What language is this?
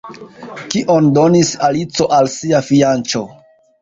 Esperanto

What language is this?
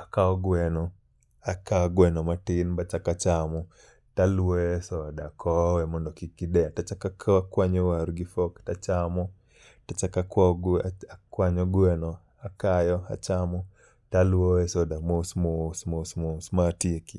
Luo (Kenya and Tanzania)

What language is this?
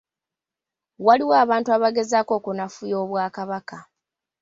Ganda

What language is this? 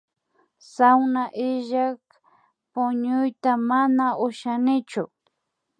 Imbabura Highland Quichua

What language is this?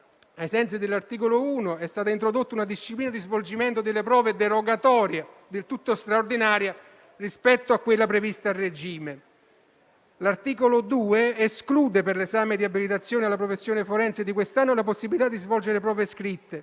Italian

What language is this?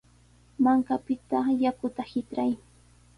Sihuas Ancash Quechua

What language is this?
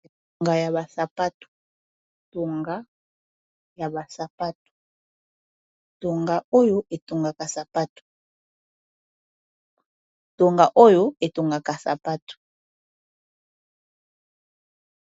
Lingala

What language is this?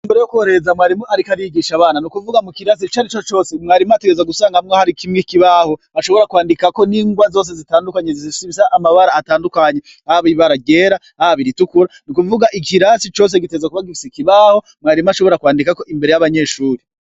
Rundi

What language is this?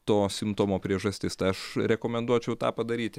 Lithuanian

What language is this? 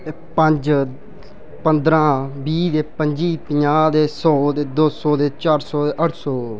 Dogri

